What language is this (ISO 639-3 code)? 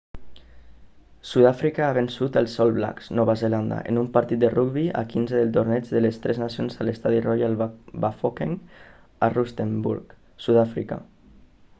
cat